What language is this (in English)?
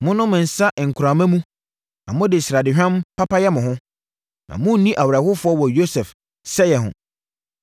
Akan